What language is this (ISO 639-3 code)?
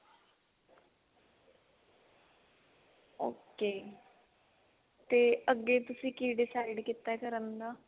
pan